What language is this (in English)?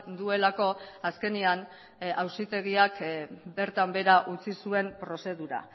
Basque